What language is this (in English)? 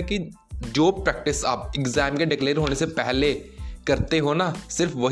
Hindi